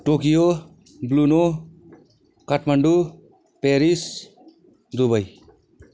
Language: Nepali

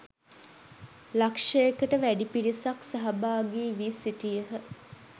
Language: Sinhala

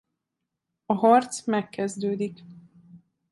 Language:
Hungarian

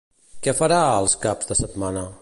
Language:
Catalan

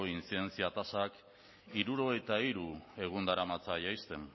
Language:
Basque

